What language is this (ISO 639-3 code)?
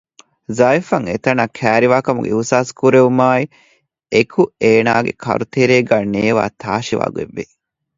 div